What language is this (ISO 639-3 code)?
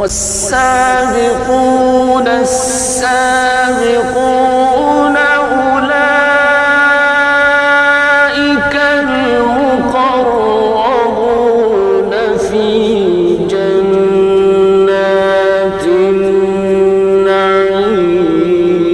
ara